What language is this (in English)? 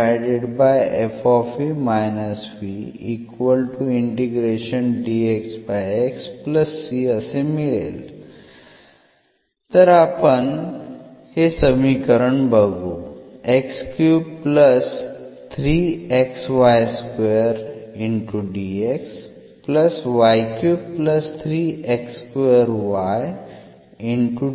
Marathi